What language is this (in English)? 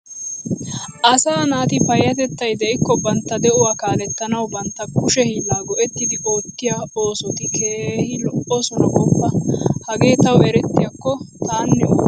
Wolaytta